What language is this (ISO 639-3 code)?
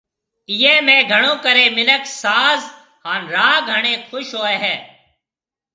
mve